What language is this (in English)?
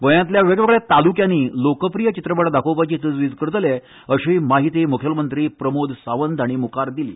Konkani